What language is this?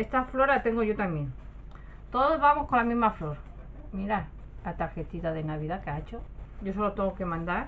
Spanish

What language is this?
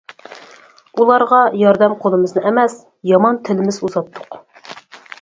Uyghur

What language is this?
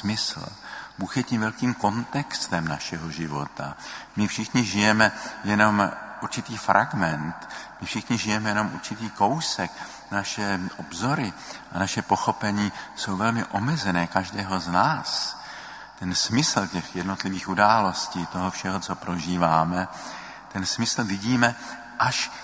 Czech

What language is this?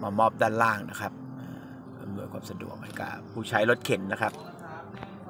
Thai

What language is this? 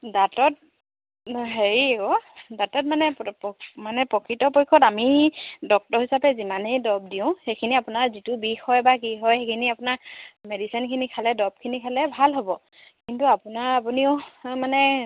Assamese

